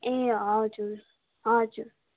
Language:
Nepali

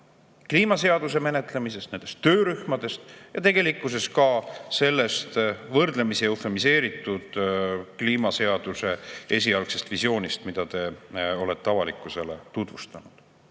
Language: Estonian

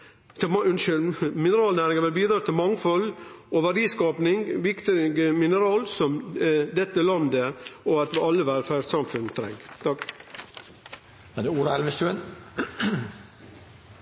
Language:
Norwegian Nynorsk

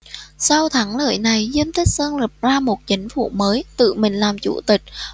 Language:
Vietnamese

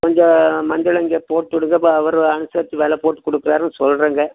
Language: Tamil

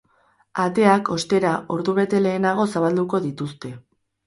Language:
Basque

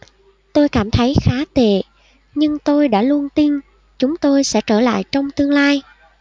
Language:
Vietnamese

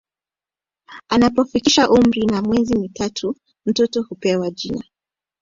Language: Swahili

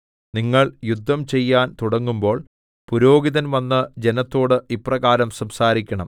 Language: Malayalam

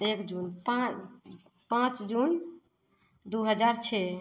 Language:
Maithili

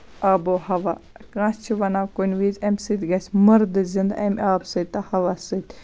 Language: Kashmiri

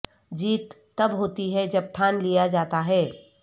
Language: Urdu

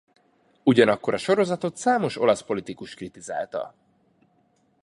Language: Hungarian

